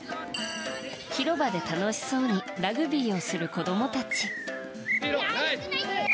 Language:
Japanese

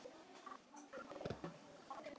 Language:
Icelandic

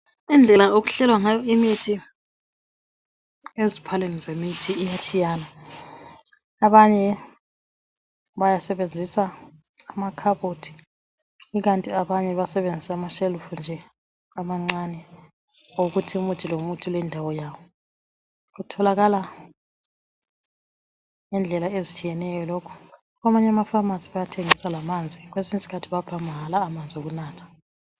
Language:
North Ndebele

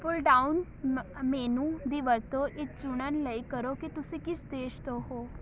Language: Punjabi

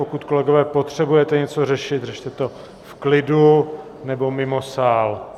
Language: Czech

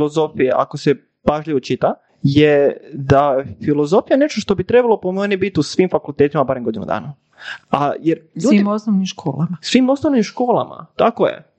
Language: Croatian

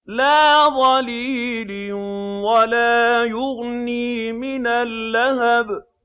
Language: Arabic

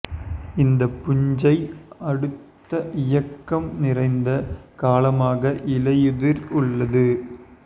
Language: Tamil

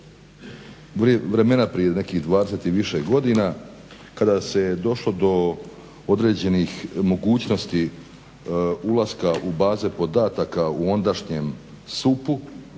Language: Croatian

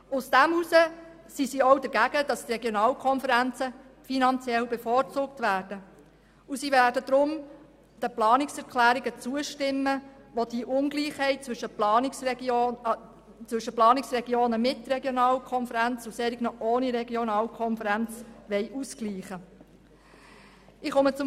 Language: Swiss German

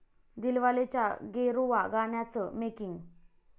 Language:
Marathi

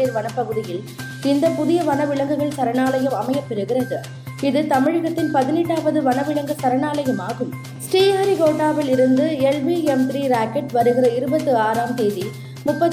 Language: Tamil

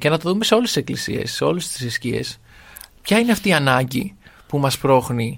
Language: Greek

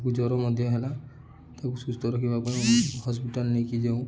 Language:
Odia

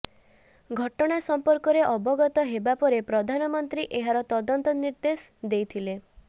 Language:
Odia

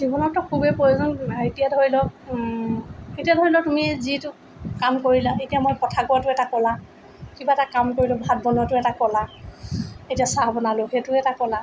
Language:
Assamese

